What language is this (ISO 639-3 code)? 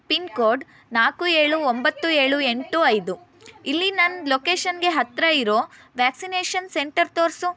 kan